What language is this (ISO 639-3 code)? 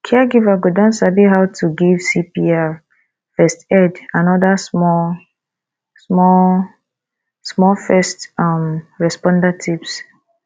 pcm